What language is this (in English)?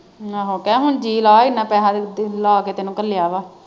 Punjabi